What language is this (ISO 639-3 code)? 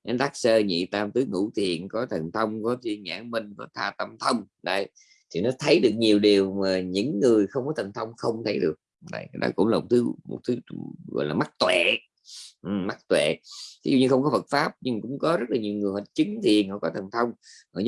vie